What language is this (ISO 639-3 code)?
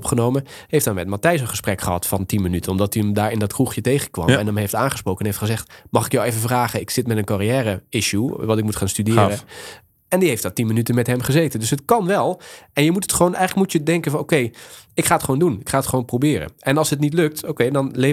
nld